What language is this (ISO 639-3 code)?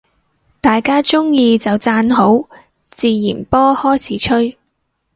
yue